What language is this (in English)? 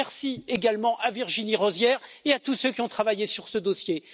French